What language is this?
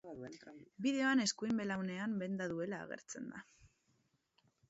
Basque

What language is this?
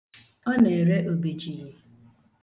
Igbo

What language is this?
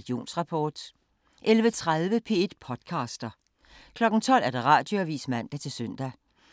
Danish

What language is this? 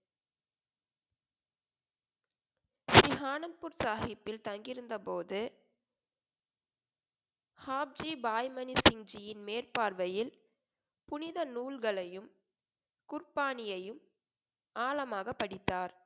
Tamil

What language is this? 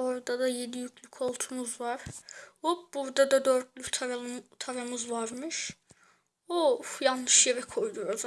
Turkish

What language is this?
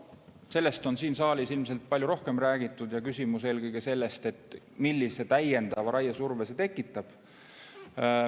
Estonian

